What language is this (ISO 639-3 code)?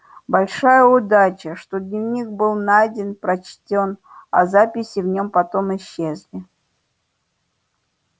rus